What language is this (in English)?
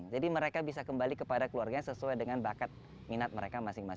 Indonesian